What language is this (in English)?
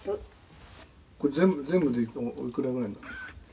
Japanese